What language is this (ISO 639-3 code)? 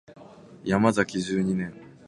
jpn